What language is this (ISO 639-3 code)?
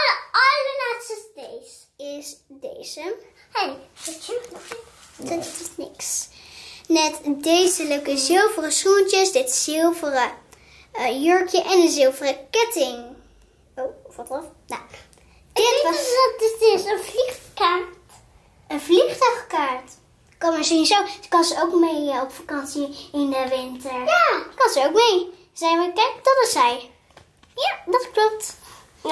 nld